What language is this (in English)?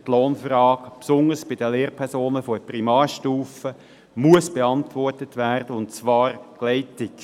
Swiss German